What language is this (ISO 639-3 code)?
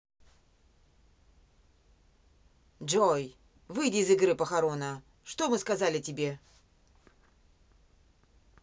rus